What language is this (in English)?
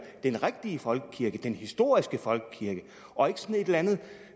Danish